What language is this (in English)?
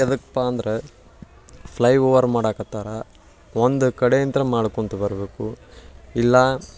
Kannada